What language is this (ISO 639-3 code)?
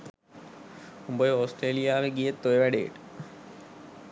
sin